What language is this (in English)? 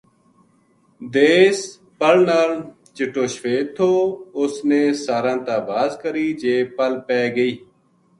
Gujari